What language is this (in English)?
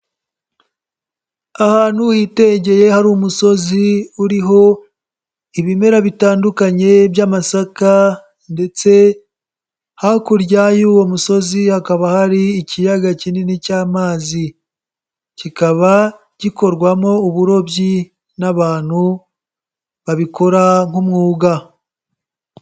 Kinyarwanda